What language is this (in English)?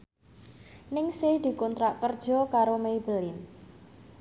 Javanese